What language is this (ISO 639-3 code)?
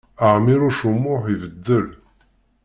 kab